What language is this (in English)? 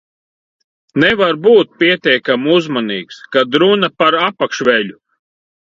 Latvian